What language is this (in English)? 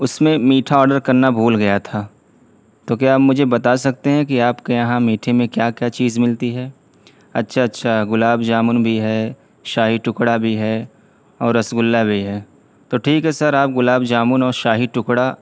Urdu